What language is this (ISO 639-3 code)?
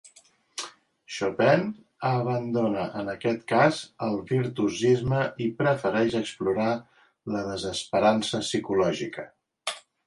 cat